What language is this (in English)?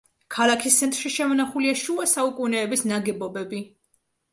Georgian